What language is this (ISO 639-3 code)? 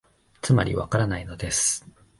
jpn